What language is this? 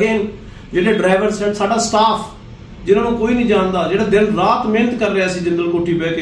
Punjabi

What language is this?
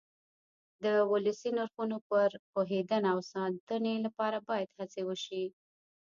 Pashto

